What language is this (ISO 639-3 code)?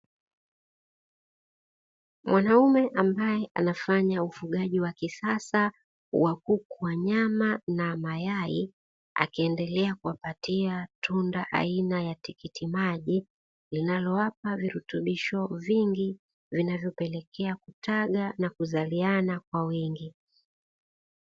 swa